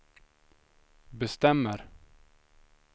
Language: Swedish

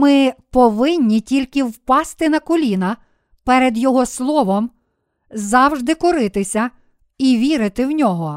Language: Ukrainian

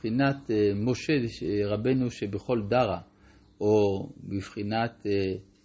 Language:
Hebrew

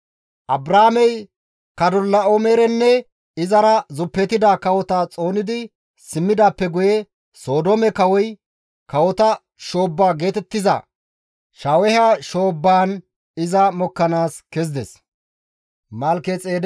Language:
Gamo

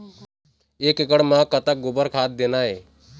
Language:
Chhattisgarhi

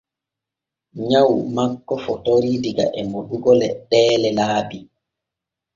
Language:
Borgu Fulfulde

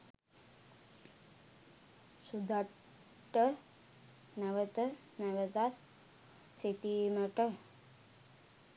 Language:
Sinhala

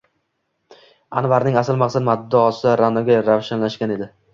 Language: Uzbek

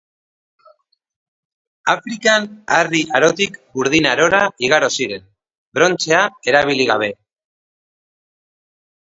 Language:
Basque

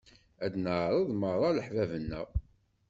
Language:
Kabyle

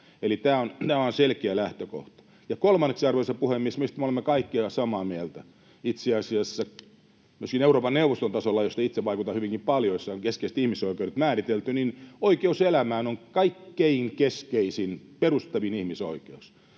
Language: Finnish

